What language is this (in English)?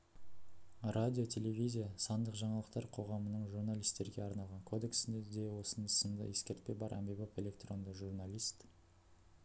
Kazakh